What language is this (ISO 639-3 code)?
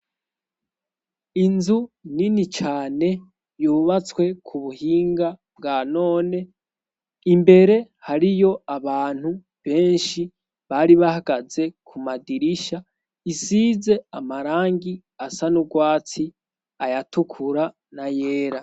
run